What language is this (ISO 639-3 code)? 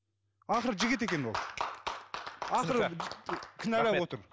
kaz